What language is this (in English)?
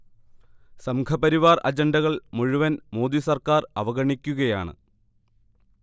Malayalam